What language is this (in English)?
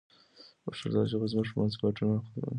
Pashto